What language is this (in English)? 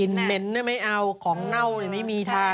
Thai